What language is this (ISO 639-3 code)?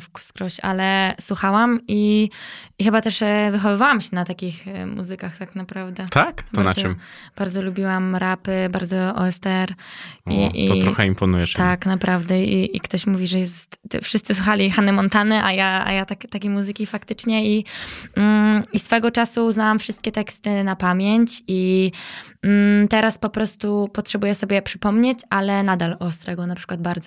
pol